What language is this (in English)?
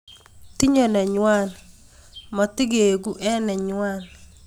Kalenjin